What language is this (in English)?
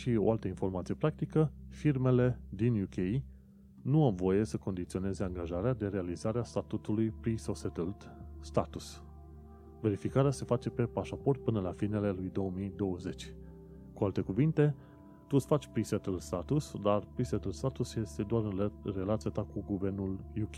Romanian